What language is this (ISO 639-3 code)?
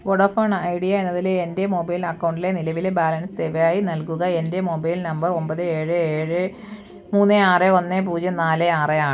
mal